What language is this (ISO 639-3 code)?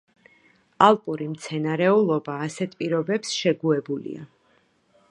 kat